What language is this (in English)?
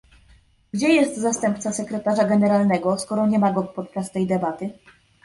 Polish